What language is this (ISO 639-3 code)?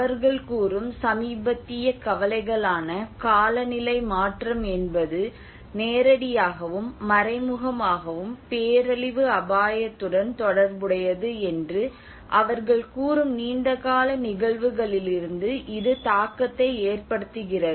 tam